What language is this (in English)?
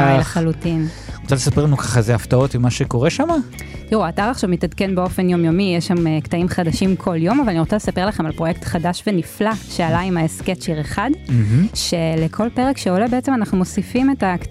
Hebrew